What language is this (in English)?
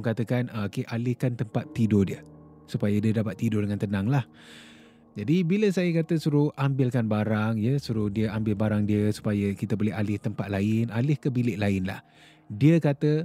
Malay